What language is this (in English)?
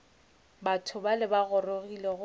Northern Sotho